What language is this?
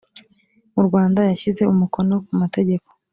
Kinyarwanda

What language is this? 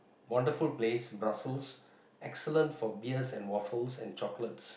English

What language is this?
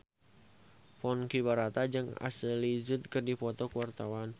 Sundanese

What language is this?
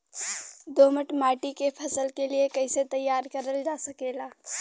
Bhojpuri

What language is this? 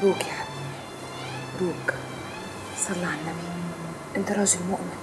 Arabic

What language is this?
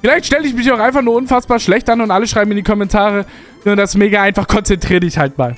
German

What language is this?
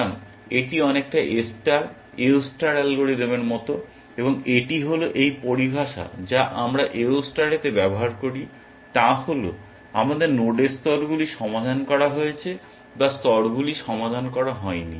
Bangla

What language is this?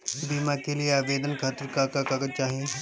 Bhojpuri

